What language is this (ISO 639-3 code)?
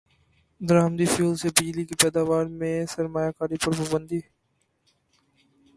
urd